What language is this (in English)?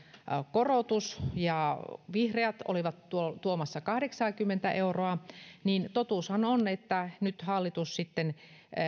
Finnish